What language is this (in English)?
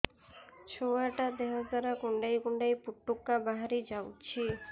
Odia